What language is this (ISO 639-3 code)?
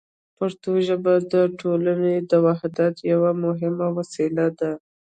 pus